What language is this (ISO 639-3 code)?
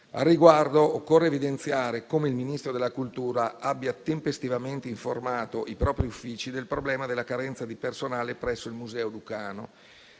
ita